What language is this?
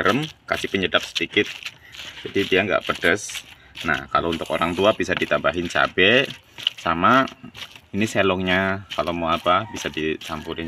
Indonesian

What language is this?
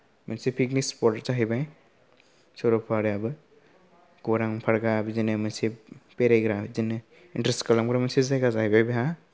Bodo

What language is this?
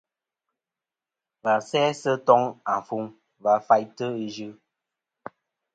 Kom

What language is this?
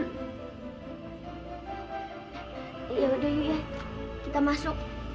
Indonesian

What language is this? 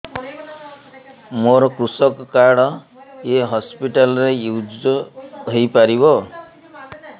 Odia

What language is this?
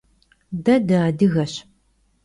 Kabardian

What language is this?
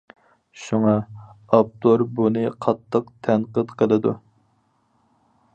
Uyghur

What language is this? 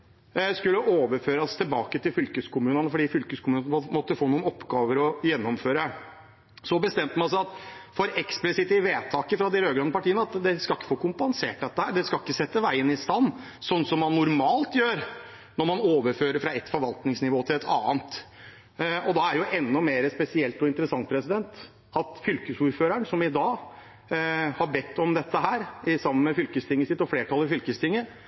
Norwegian Bokmål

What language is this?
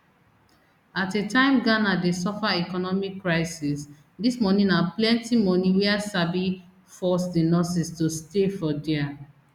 Nigerian Pidgin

